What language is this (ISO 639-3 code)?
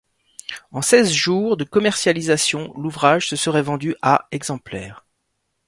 fra